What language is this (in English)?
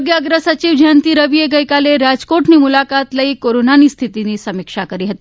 Gujarati